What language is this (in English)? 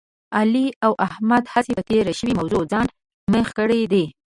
Pashto